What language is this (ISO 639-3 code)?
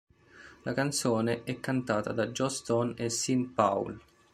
ita